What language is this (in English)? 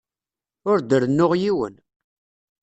Kabyle